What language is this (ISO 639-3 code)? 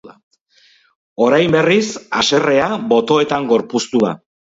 eus